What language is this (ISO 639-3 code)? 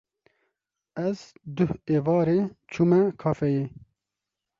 kur